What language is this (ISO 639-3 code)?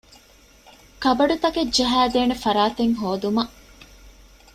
div